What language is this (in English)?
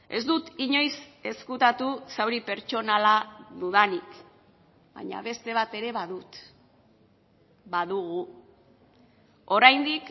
Basque